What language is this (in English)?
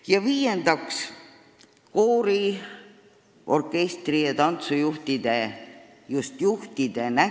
Estonian